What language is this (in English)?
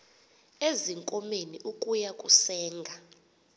Xhosa